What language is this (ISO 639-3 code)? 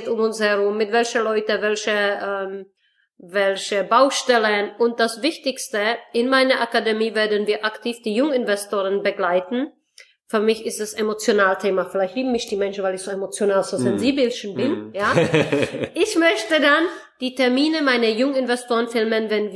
deu